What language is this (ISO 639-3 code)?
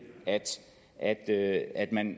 dan